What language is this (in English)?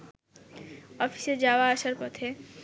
Bangla